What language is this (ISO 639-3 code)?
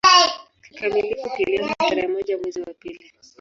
swa